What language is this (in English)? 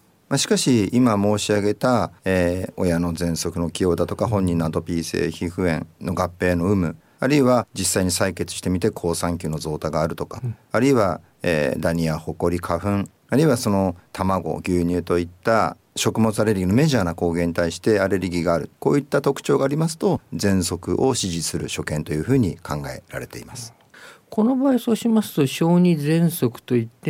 Japanese